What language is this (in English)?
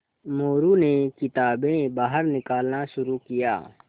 Hindi